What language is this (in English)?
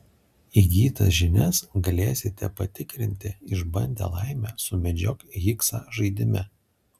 Lithuanian